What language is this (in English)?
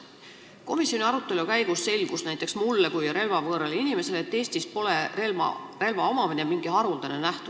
Estonian